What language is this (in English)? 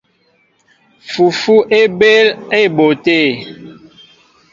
Mbo (Cameroon)